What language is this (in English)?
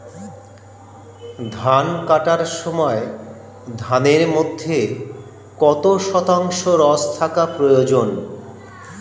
Bangla